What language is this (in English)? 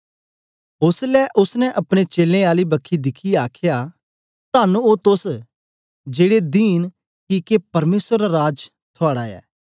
Dogri